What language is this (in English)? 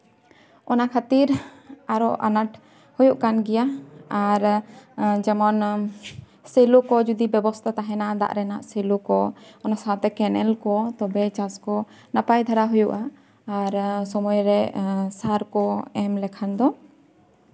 Santali